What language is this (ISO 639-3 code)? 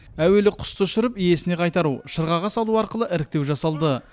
kaz